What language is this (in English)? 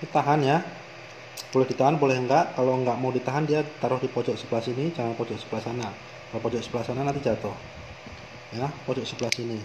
Indonesian